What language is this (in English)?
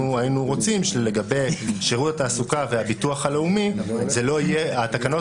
Hebrew